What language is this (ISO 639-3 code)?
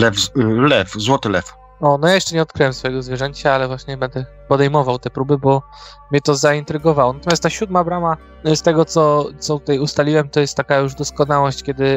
pol